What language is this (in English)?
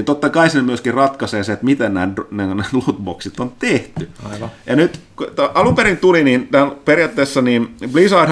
Finnish